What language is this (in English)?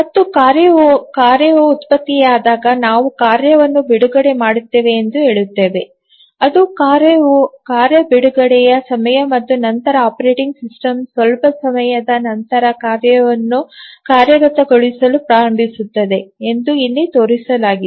Kannada